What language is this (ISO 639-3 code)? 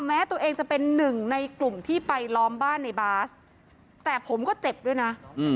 tha